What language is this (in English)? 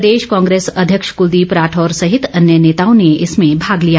Hindi